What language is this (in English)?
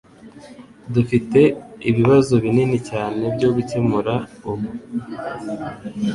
Kinyarwanda